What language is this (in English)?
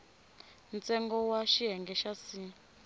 Tsonga